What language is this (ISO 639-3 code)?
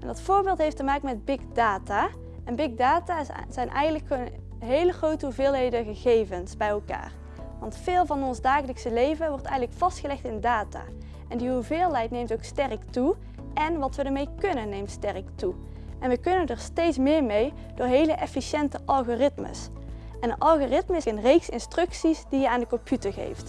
nld